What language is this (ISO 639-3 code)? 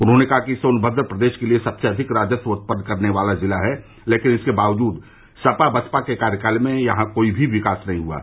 hin